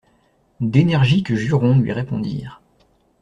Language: French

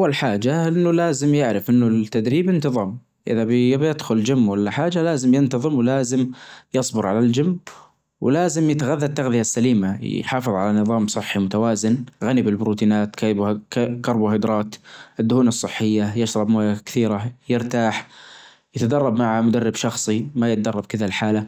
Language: Najdi Arabic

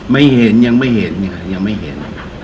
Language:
Thai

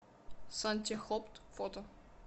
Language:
Russian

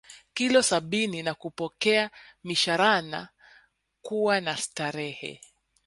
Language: Swahili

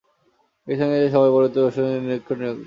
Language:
Bangla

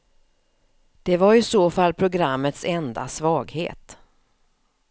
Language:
Swedish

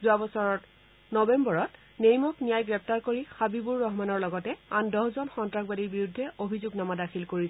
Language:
Assamese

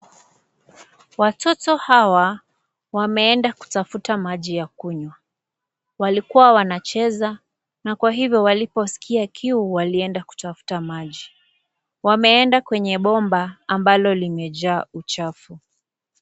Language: Swahili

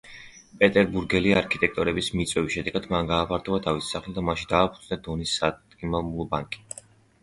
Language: Georgian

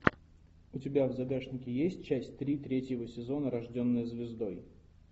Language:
Russian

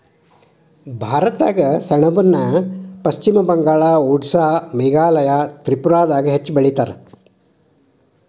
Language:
Kannada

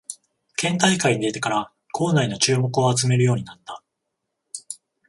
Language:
Japanese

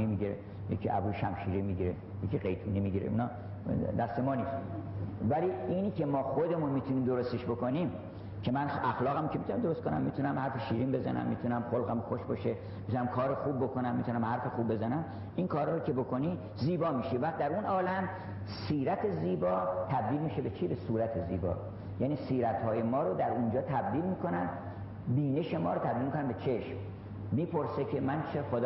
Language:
Persian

